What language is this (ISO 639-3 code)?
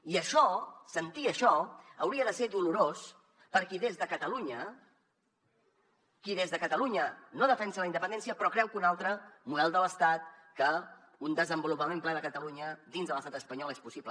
cat